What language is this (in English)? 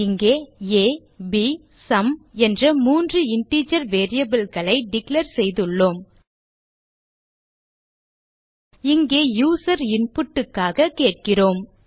Tamil